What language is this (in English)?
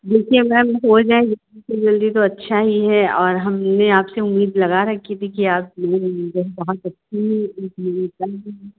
Hindi